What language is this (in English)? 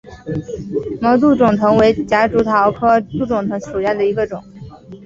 Chinese